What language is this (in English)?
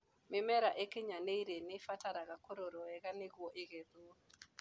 Kikuyu